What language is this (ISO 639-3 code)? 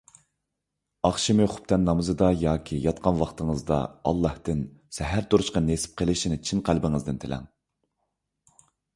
uig